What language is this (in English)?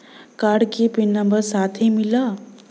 Bhojpuri